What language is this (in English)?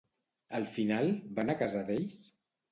Catalan